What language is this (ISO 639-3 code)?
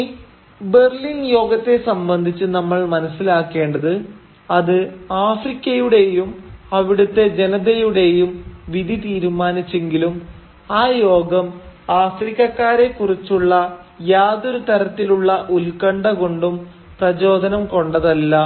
mal